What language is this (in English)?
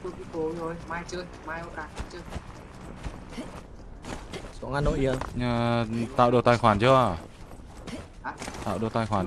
Vietnamese